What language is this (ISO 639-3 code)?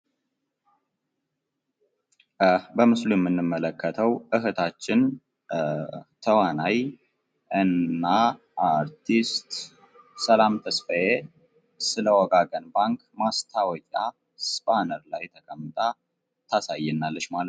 amh